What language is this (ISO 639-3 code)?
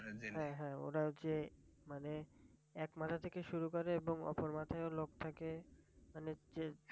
ben